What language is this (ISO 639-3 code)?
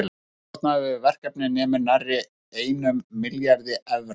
isl